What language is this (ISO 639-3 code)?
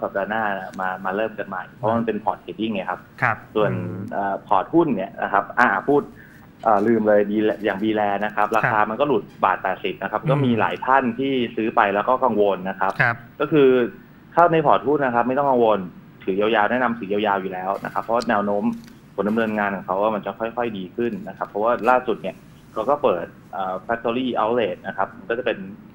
tha